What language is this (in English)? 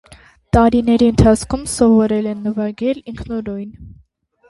Armenian